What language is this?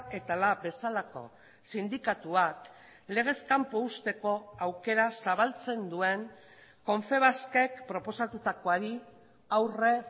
Basque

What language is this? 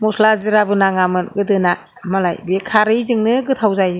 Bodo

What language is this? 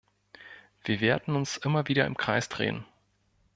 German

